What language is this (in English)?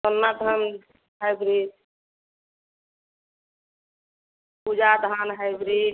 Odia